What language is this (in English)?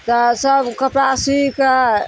Maithili